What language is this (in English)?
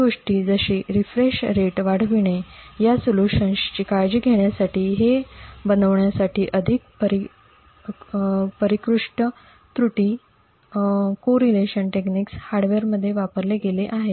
Marathi